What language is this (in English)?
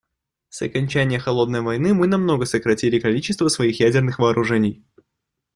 Russian